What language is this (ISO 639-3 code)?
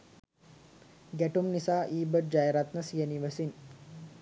sin